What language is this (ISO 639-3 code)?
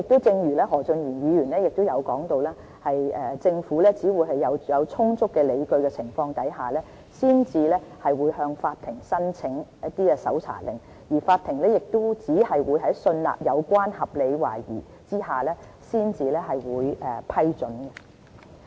yue